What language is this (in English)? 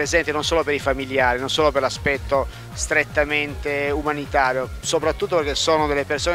Italian